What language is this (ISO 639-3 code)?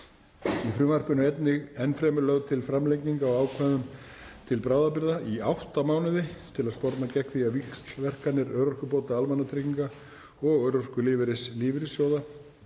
isl